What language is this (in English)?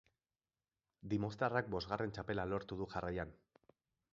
Basque